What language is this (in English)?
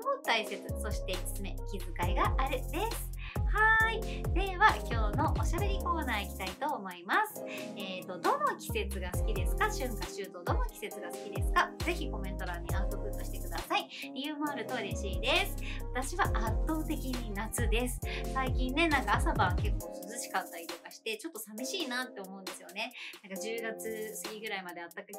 Japanese